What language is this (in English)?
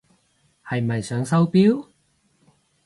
Cantonese